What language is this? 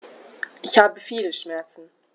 German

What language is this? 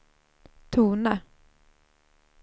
Swedish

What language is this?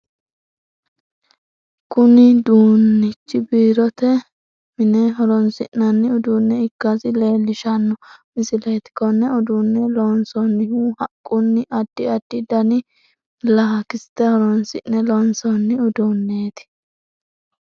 Sidamo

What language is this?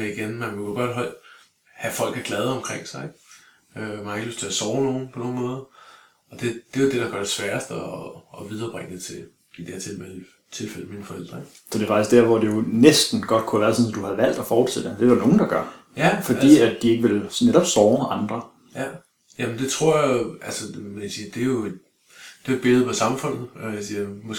Danish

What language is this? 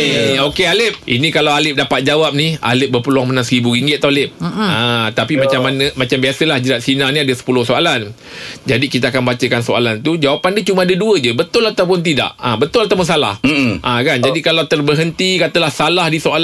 Malay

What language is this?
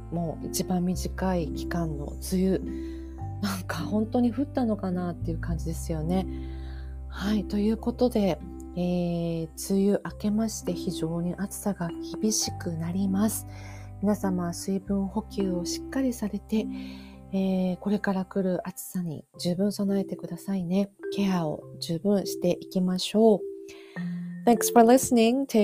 Japanese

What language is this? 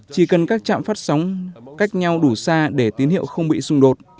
Vietnamese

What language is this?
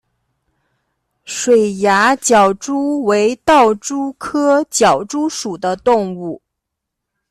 Chinese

